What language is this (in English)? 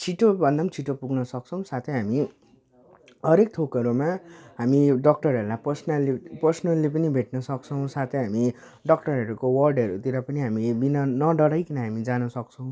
Nepali